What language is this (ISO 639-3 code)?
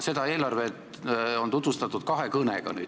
est